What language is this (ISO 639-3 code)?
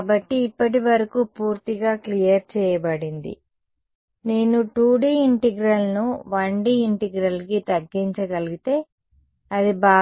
tel